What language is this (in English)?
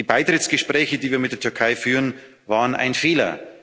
German